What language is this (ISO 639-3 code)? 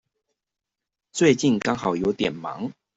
zho